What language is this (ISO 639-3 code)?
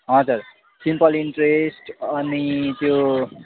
nep